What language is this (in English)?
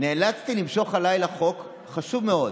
Hebrew